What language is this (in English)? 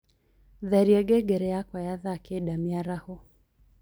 Kikuyu